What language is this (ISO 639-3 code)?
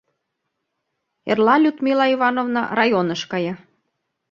chm